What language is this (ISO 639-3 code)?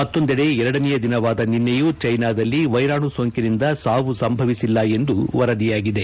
kan